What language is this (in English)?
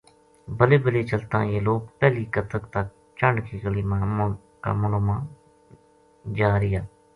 Gujari